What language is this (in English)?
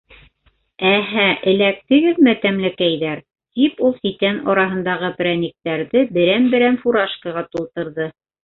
Bashkir